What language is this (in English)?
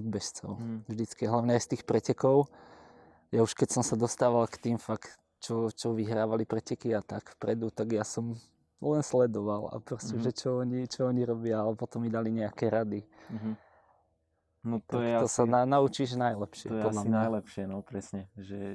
Slovak